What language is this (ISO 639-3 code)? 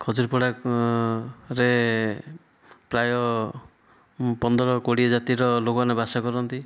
ori